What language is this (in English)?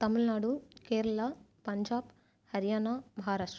Tamil